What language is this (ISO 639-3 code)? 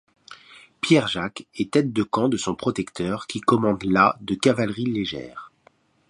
fra